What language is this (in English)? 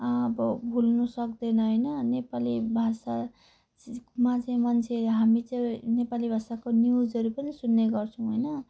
Nepali